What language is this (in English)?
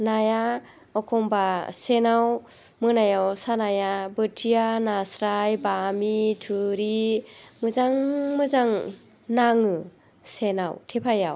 Bodo